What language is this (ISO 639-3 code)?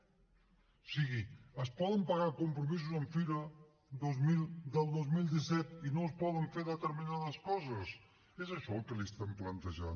cat